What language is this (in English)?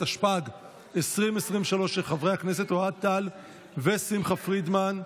Hebrew